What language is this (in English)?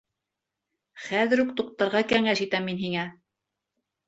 Bashkir